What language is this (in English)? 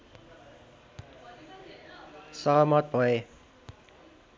Nepali